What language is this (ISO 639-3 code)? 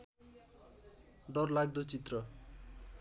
nep